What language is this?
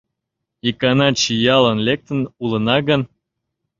Mari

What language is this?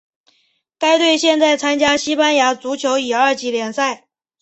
Chinese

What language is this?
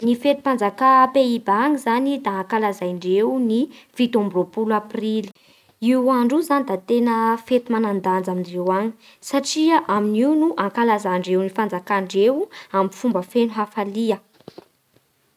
Bara Malagasy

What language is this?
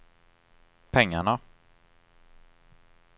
Swedish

